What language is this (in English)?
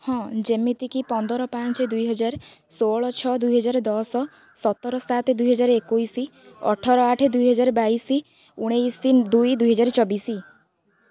Odia